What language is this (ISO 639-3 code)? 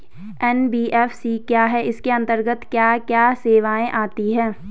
hin